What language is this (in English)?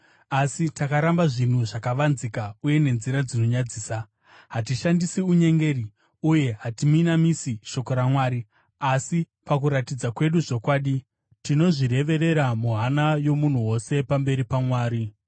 Shona